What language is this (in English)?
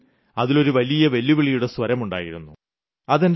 Malayalam